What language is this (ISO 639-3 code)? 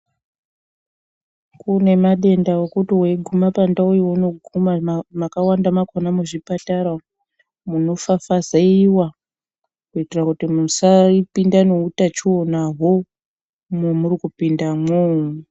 ndc